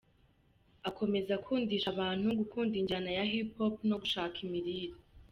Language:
Kinyarwanda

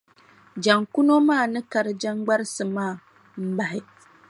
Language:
Dagbani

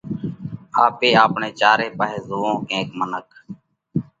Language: Parkari Koli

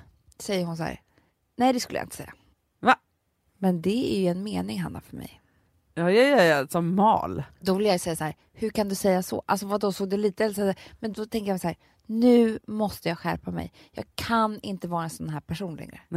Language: Swedish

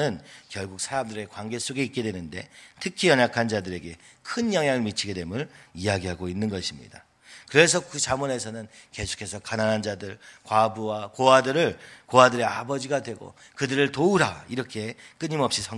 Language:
Korean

